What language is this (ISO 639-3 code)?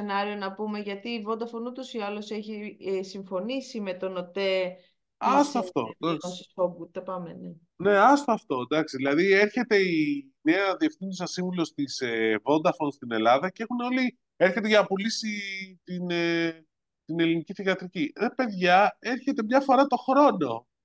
ell